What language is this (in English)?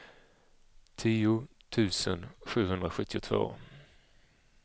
Swedish